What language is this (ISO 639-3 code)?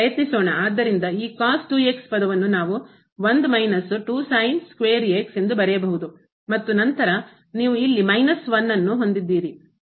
kan